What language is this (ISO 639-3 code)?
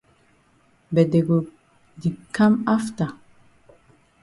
wes